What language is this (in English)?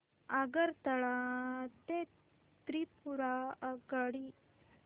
Marathi